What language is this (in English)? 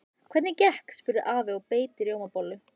Icelandic